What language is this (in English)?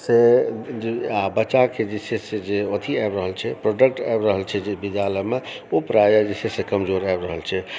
Maithili